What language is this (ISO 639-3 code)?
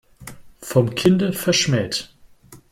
deu